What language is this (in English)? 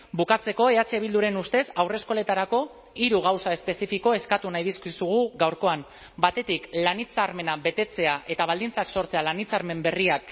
Basque